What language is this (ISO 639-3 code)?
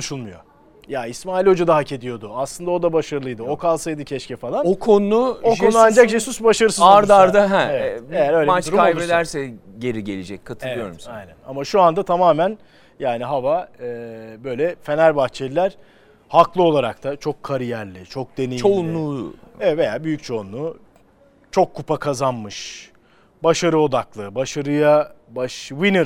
tur